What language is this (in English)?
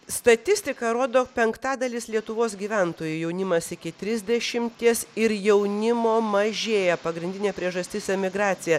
Lithuanian